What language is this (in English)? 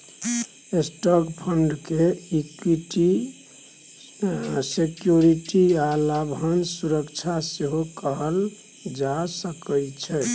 Maithili